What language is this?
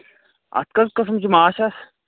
Kashmiri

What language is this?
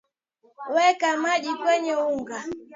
Swahili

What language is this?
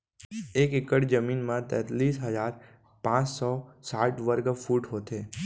Chhattisgarhi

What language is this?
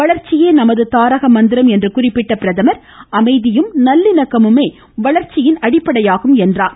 Tamil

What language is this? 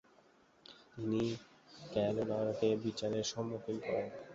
Bangla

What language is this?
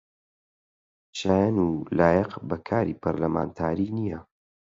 Central Kurdish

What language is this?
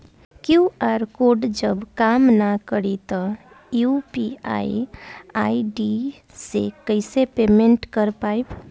Bhojpuri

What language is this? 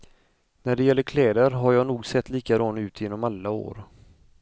Swedish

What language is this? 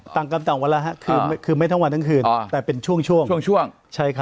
Thai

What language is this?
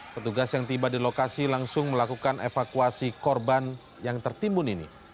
Indonesian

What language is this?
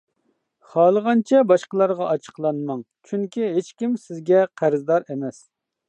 Uyghur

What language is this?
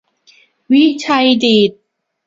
Thai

